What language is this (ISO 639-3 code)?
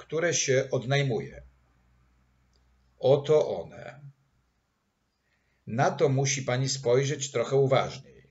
pol